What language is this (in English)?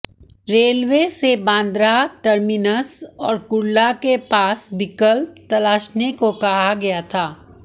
Hindi